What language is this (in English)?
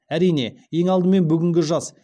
Kazakh